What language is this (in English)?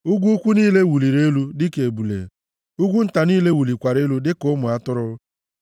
Igbo